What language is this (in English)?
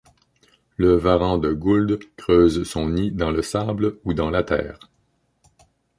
French